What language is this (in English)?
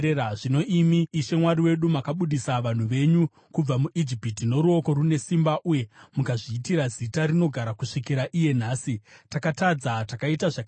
Shona